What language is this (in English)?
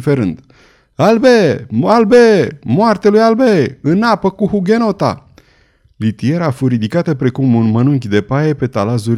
Romanian